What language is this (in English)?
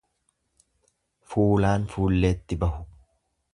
Oromo